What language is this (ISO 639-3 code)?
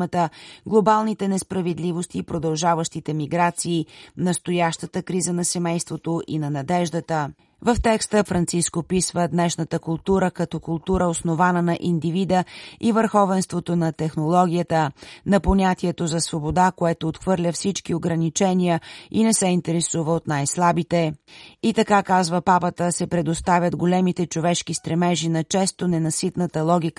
bul